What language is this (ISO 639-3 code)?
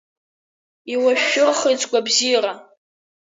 abk